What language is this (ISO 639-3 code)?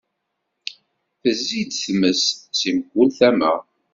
kab